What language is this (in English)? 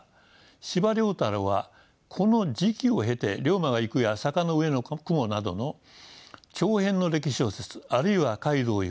Japanese